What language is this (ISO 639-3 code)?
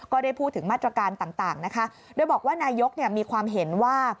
tha